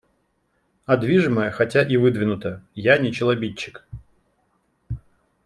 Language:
Russian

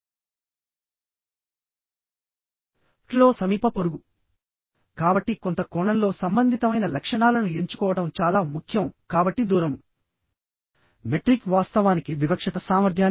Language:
Telugu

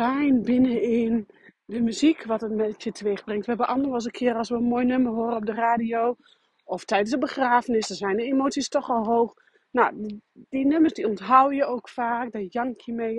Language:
Dutch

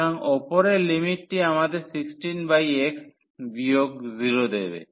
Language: Bangla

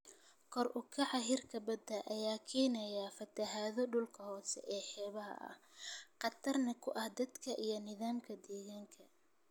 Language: Somali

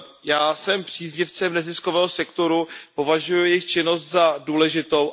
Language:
Czech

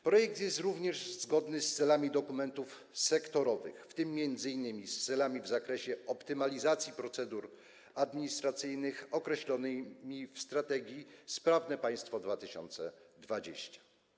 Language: Polish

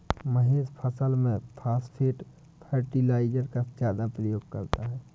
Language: Hindi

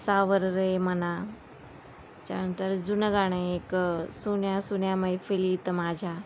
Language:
Marathi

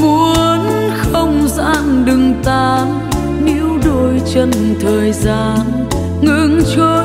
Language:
Vietnamese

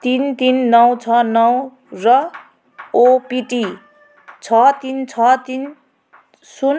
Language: Nepali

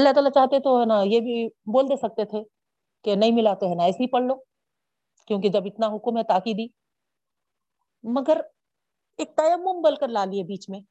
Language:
Urdu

